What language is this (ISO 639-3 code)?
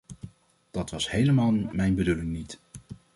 nld